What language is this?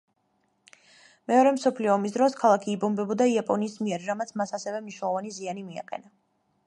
Georgian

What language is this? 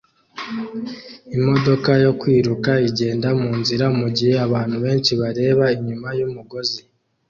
Kinyarwanda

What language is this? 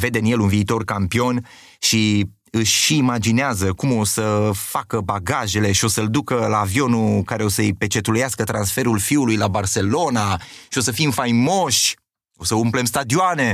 Romanian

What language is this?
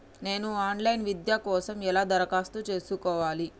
Telugu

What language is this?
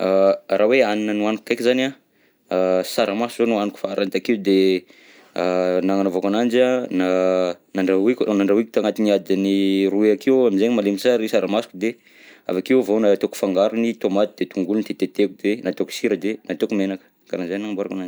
Southern Betsimisaraka Malagasy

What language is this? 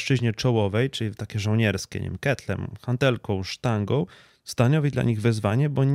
Polish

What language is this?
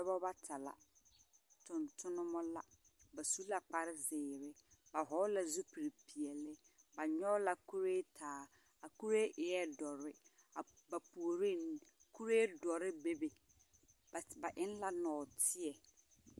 Southern Dagaare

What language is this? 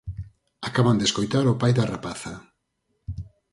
Galician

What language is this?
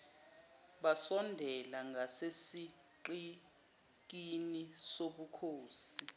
Zulu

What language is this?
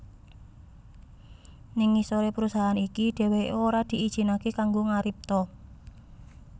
Javanese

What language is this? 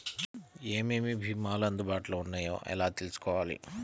Telugu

